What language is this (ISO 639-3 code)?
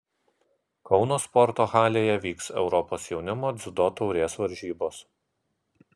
lit